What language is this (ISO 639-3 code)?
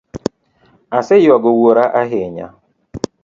luo